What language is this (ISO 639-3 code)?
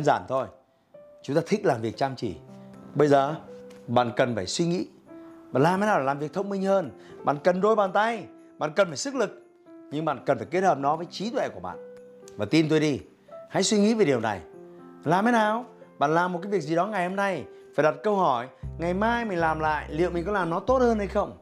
vie